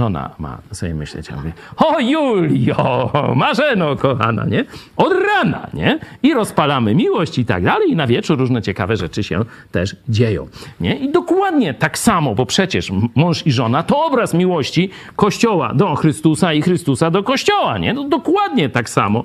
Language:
Polish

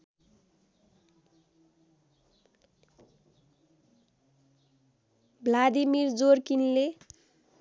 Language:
Nepali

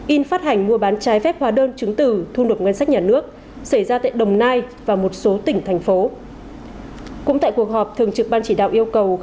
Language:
Vietnamese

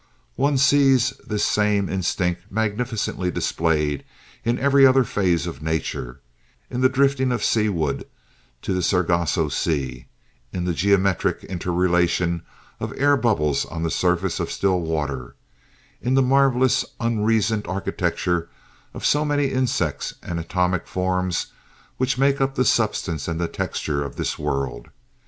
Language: English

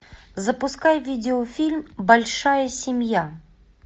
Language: Russian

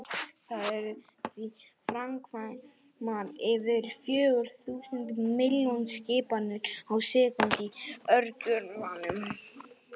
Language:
Icelandic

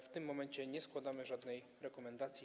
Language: Polish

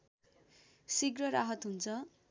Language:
Nepali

